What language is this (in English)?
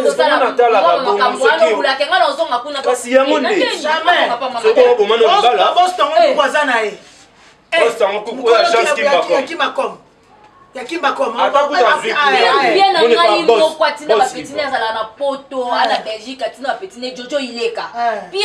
French